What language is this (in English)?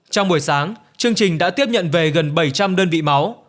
Vietnamese